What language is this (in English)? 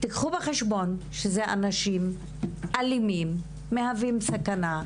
Hebrew